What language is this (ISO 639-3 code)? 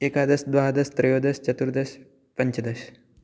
san